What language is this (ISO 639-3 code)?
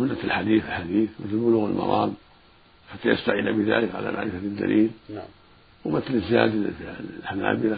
ara